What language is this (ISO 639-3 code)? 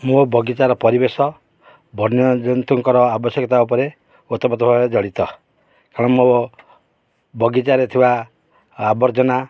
ori